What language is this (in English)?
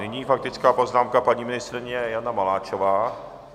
Czech